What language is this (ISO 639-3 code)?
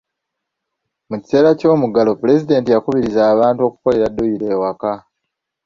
lug